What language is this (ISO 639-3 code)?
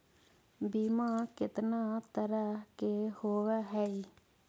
mag